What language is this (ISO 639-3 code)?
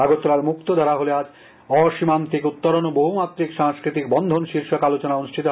ben